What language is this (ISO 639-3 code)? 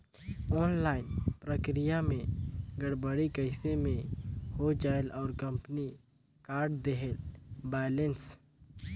hne